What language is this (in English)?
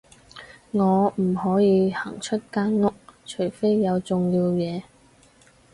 Cantonese